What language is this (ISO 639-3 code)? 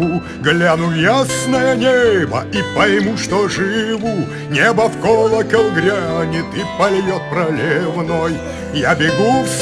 rus